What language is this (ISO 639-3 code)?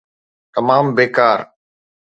snd